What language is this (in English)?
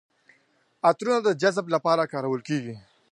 Pashto